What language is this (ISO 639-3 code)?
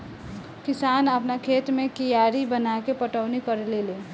bho